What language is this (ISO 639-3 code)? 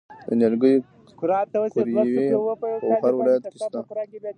pus